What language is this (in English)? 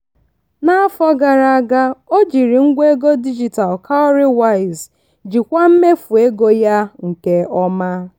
Igbo